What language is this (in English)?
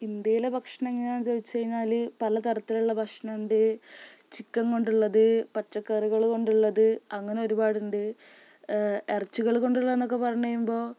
Malayalam